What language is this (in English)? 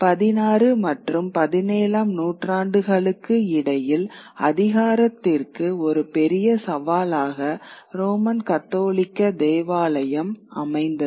Tamil